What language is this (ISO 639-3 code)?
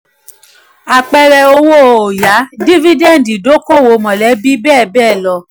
yor